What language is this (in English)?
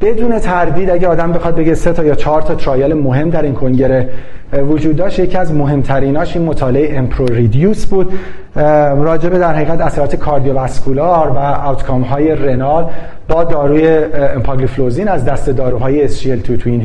Persian